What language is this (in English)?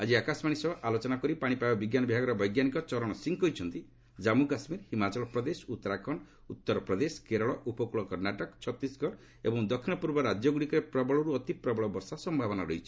Odia